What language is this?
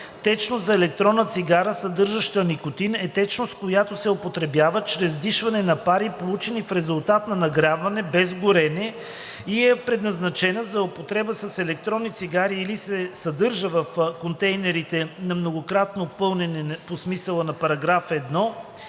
Bulgarian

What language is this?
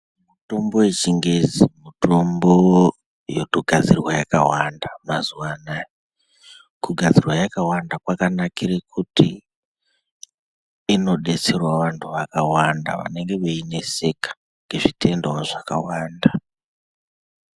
Ndau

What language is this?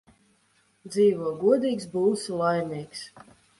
Latvian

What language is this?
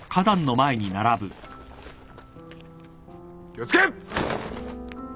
Japanese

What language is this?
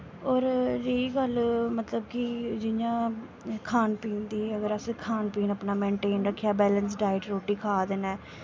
Dogri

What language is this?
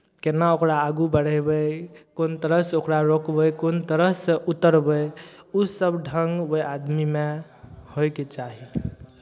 Maithili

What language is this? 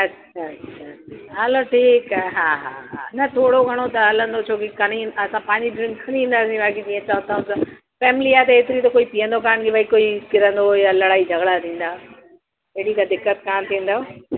Sindhi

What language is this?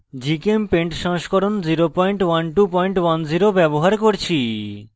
Bangla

